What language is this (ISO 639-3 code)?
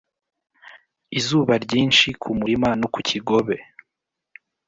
kin